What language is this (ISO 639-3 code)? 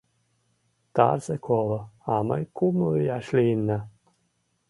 chm